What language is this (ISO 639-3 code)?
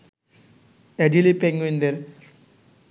ben